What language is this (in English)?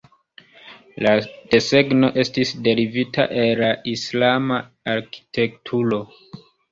Esperanto